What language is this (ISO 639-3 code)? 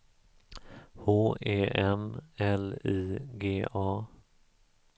swe